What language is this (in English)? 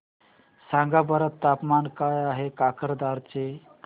Marathi